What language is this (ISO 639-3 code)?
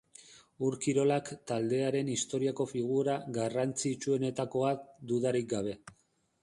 eus